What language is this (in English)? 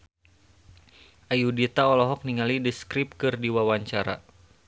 Sundanese